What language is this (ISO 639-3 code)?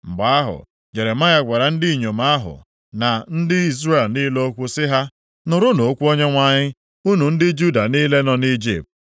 ibo